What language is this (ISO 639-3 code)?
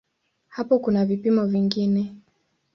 swa